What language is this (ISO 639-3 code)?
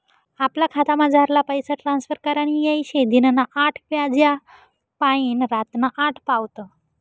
mar